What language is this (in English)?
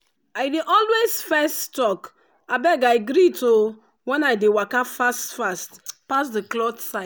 Nigerian Pidgin